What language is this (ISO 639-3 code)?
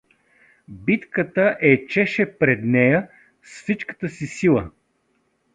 bul